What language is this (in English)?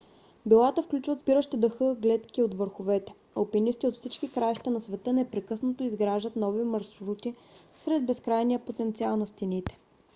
Bulgarian